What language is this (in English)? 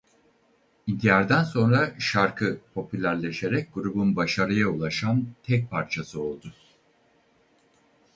Turkish